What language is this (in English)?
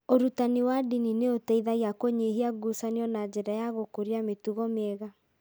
Kikuyu